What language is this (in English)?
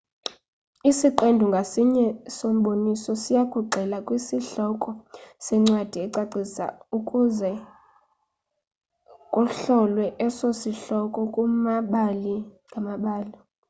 Xhosa